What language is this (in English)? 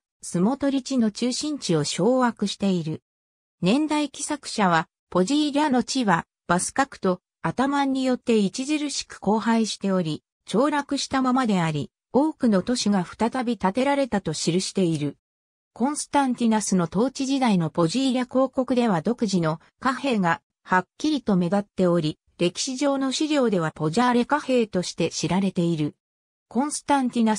Japanese